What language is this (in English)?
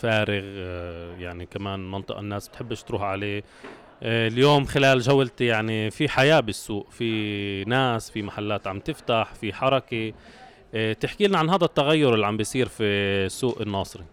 Arabic